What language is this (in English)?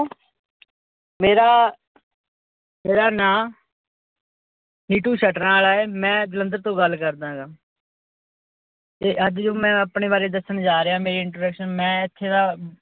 Punjabi